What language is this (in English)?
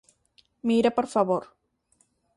Galician